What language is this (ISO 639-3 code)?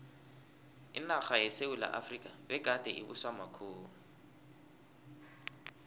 nbl